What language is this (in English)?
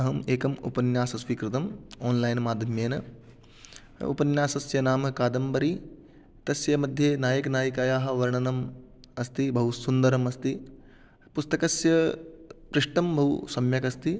Sanskrit